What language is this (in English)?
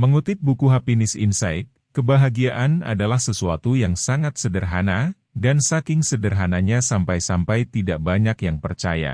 Indonesian